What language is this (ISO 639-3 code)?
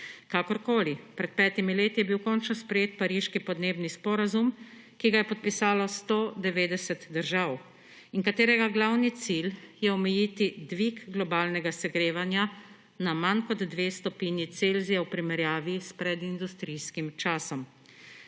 slv